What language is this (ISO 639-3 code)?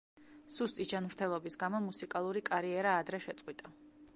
kat